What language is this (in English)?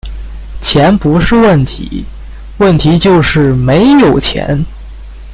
Chinese